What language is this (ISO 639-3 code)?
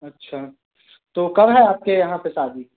hin